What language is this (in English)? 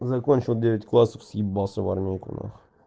Russian